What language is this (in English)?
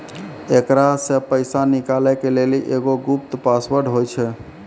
Maithili